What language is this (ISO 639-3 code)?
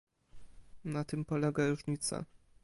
pol